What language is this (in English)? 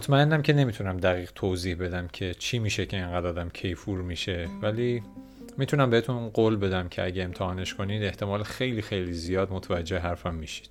Persian